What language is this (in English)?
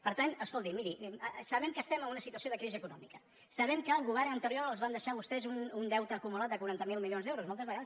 Catalan